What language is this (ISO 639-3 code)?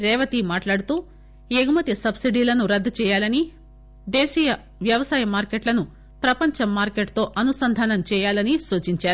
tel